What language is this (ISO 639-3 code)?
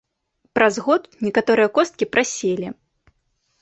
bel